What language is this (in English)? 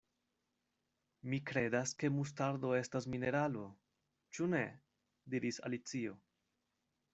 Esperanto